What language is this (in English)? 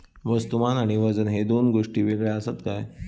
Marathi